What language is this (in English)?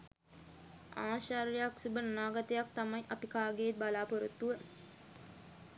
Sinhala